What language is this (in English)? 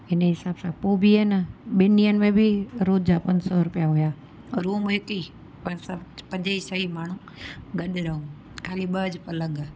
Sindhi